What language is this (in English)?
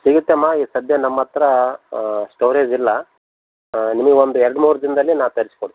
Kannada